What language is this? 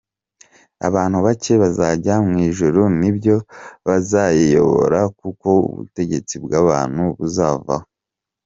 Kinyarwanda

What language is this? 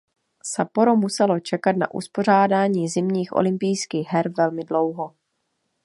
Czech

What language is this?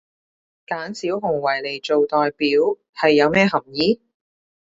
Cantonese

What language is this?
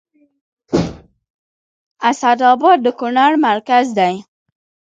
Pashto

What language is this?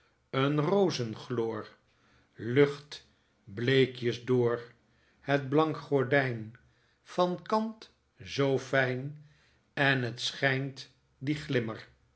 Dutch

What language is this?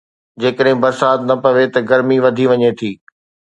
Sindhi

